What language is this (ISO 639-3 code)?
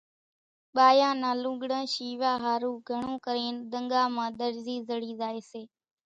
gjk